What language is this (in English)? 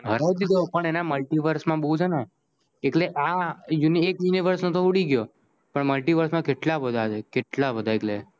Gujarati